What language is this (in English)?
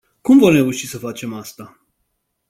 Romanian